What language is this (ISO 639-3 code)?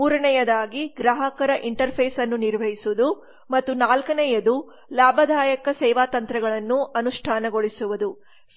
kan